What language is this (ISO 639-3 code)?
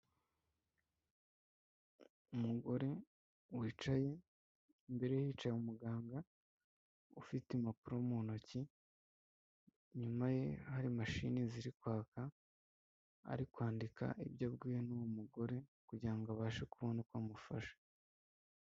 kin